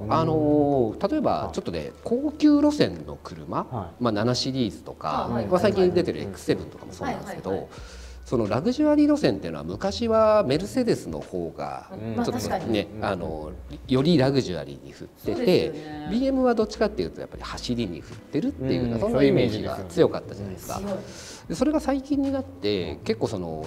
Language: Japanese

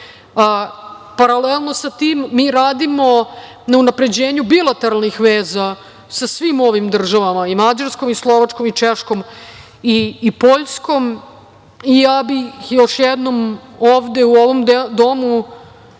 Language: Serbian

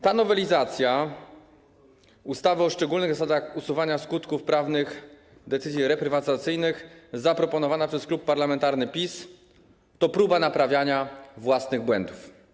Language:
Polish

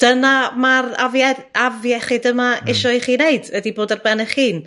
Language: Welsh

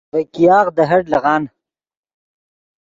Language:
Yidgha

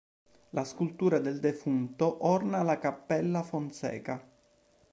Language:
Italian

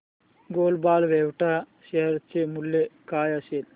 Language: Marathi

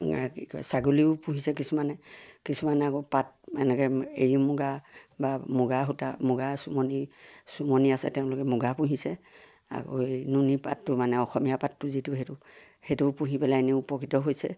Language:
Assamese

